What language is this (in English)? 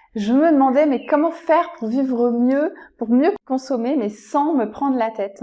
French